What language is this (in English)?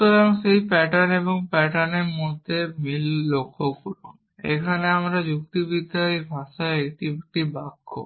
Bangla